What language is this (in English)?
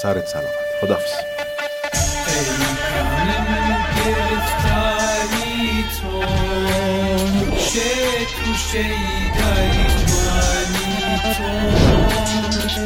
Persian